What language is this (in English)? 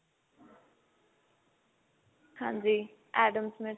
Punjabi